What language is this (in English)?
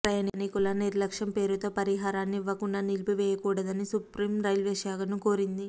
Telugu